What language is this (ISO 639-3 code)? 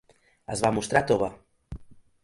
cat